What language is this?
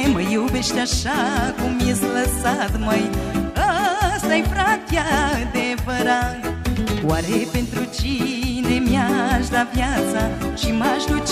Romanian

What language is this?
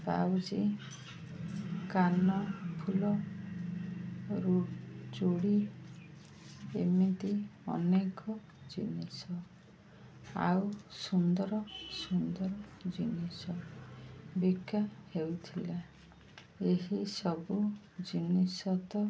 Odia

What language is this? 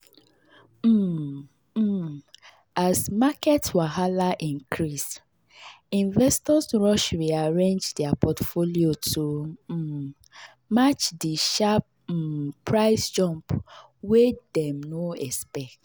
Nigerian Pidgin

